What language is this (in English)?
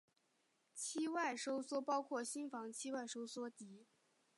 Chinese